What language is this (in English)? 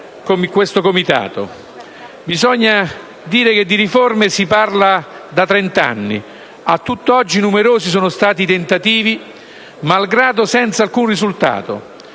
Italian